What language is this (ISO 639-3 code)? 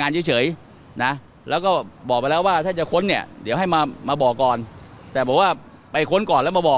tha